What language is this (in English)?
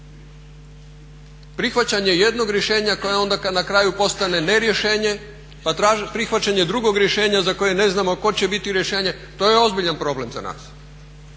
Croatian